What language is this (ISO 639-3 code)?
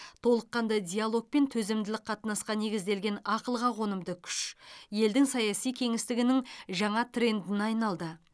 kaz